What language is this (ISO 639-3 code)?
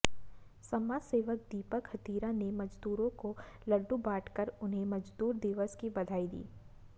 hin